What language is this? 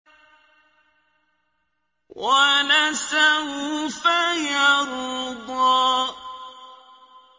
Arabic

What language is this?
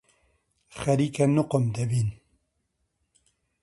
Central Kurdish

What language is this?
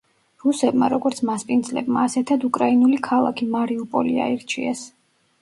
Georgian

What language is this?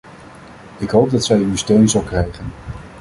Dutch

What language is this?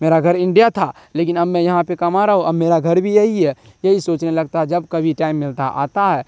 Urdu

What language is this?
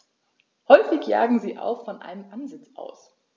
German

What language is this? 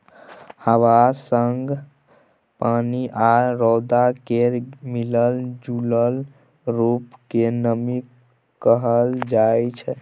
Maithili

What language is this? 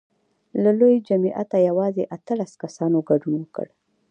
Pashto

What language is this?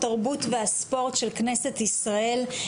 Hebrew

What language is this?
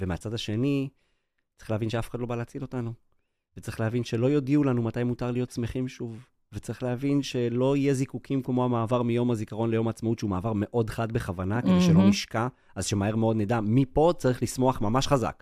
Hebrew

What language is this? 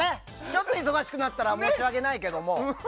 Japanese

